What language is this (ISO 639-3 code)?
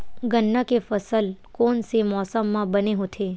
hne